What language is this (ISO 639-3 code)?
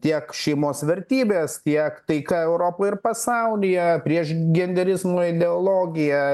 lit